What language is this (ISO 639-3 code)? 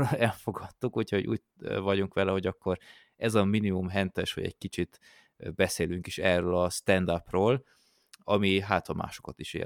hun